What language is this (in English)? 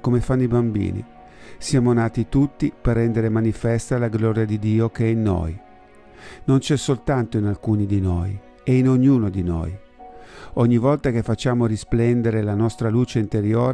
Italian